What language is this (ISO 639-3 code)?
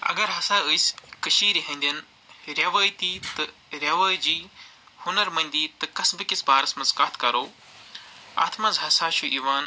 kas